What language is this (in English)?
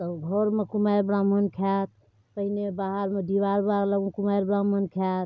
Maithili